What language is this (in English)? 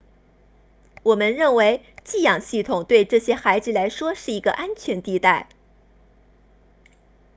Chinese